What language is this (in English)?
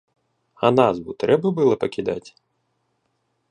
Belarusian